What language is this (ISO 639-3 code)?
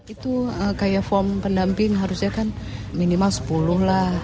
ind